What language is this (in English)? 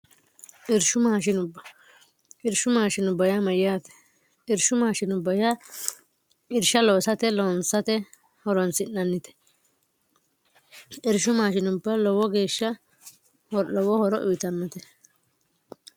Sidamo